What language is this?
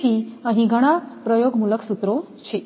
Gujarati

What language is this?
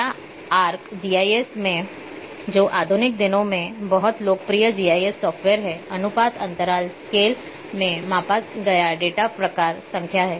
Hindi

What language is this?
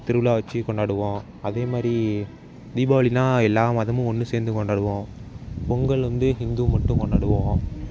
Tamil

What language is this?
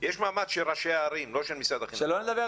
Hebrew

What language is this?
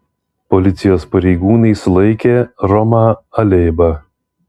Lithuanian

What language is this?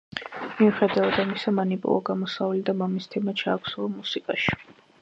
Georgian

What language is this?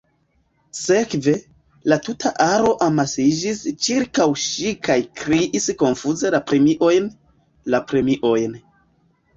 Esperanto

